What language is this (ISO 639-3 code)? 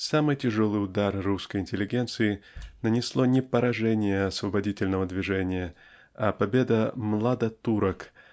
rus